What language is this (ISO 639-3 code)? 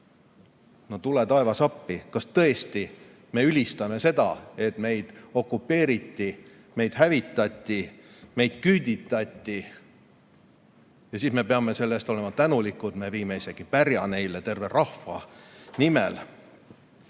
est